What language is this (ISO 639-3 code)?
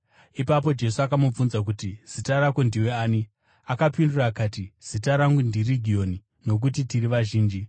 sna